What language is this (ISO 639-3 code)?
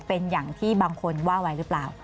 tha